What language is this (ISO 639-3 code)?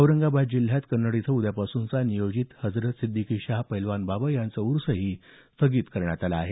mar